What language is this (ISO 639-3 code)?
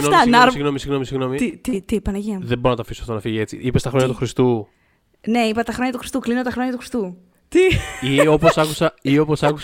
ell